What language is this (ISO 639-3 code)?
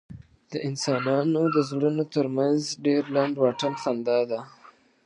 pus